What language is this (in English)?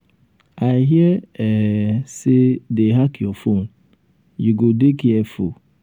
Nigerian Pidgin